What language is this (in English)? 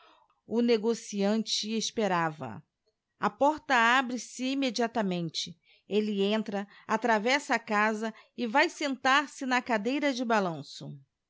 Portuguese